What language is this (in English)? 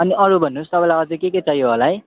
Nepali